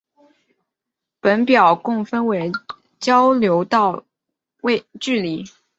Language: Chinese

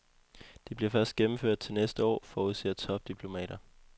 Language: Danish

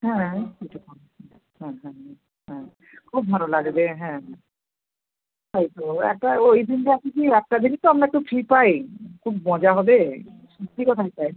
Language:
Bangla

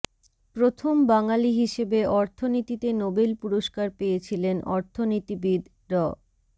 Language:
Bangla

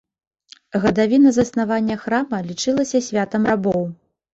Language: Belarusian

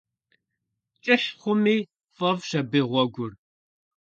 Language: Kabardian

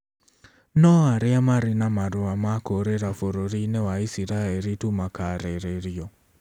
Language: Kikuyu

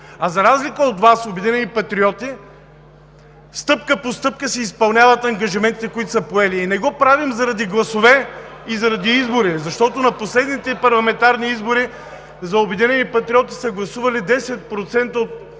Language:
Bulgarian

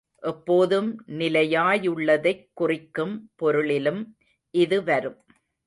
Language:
Tamil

